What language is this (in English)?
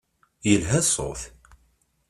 Kabyle